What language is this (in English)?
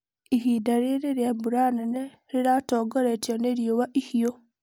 Kikuyu